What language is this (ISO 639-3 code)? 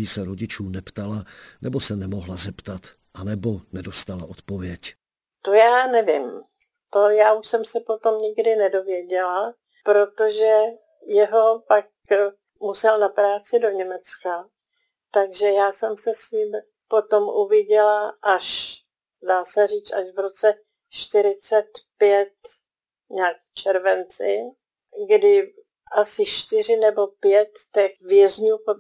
ces